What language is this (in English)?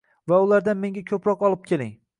Uzbek